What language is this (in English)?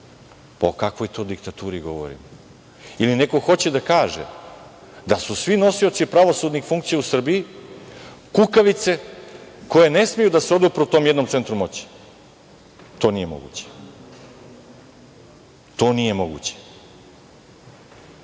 Serbian